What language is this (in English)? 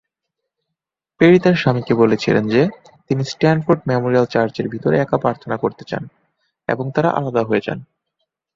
Bangla